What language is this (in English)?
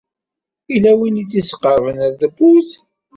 Kabyle